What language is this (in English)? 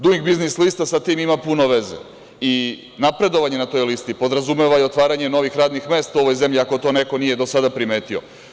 Serbian